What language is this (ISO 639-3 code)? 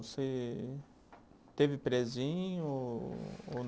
por